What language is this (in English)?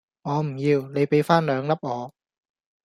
Cantonese